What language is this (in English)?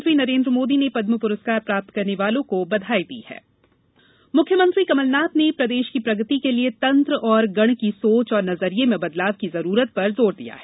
Hindi